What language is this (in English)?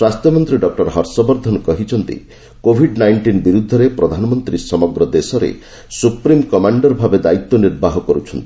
Odia